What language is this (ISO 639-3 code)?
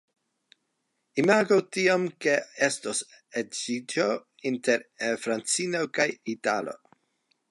epo